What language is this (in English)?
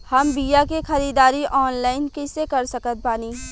Bhojpuri